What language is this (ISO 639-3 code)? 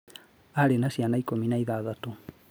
kik